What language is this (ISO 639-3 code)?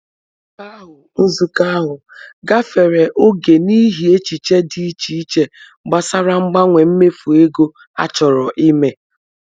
ibo